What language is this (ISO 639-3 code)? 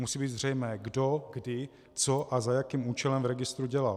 ces